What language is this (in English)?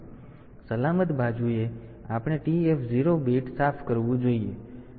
Gujarati